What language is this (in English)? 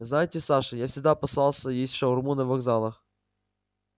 Russian